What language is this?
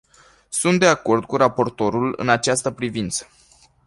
Romanian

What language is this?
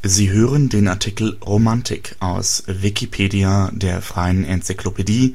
German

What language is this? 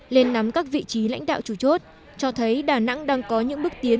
Vietnamese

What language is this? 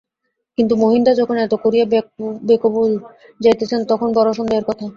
Bangla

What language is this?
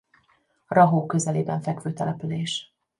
Hungarian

